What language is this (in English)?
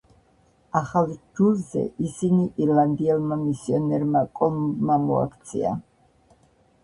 Georgian